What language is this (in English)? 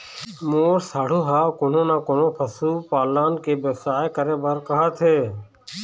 Chhattisgarhi